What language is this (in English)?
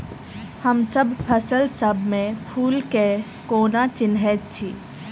Maithili